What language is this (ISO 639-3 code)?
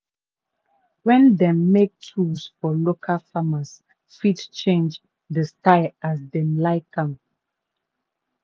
pcm